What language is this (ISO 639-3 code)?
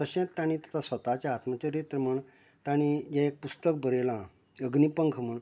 kok